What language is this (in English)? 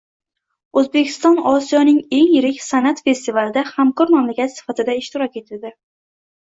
Uzbek